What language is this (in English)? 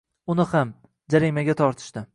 Uzbek